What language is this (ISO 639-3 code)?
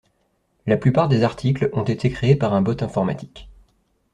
fra